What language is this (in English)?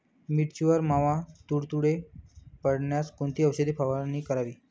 Marathi